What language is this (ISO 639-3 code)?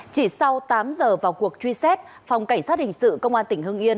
vie